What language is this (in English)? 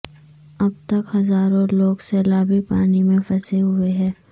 Urdu